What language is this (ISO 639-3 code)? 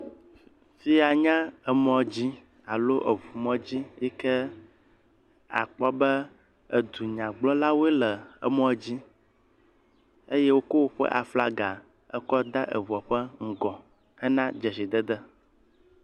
ewe